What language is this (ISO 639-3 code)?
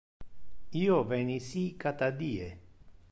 ina